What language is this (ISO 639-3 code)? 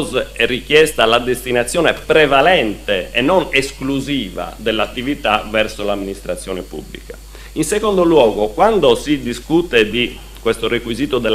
ita